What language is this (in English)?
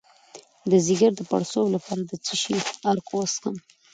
Pashto